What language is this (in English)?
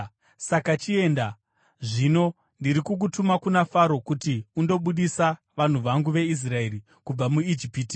Shona